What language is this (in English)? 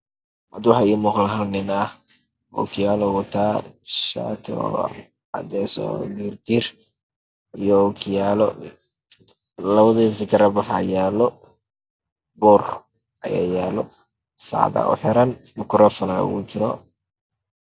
Somali